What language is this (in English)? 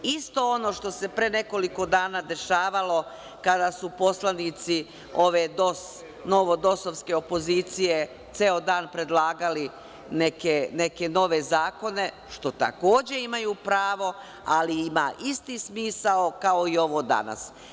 Serbian